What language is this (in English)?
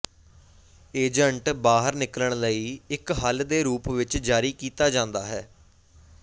Punjabi